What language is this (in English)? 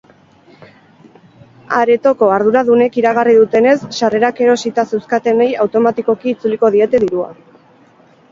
Basque